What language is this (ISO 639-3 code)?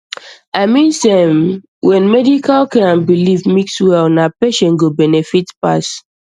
pcm